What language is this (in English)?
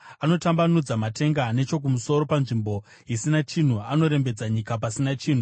Shona